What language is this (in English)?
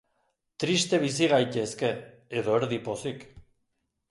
Basque